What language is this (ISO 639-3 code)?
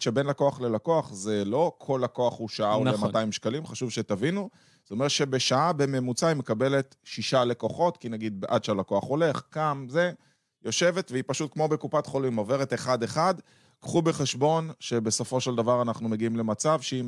heb